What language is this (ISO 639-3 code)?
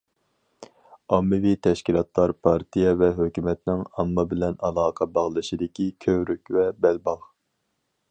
uig